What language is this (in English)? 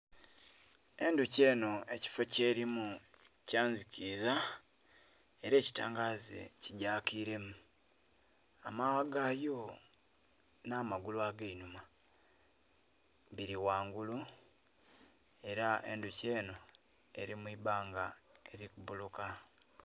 Soga